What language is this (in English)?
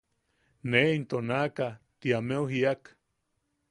Yaqui